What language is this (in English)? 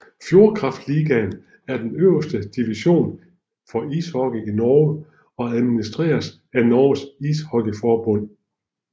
Danish